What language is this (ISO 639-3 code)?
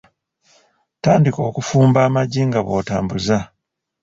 lug